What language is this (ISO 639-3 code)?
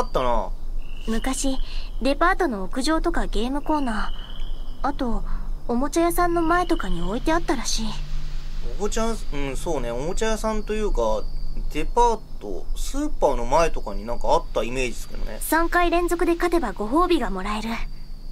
jpn